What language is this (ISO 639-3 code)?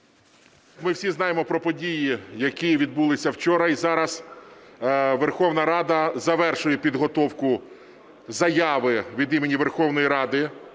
ukr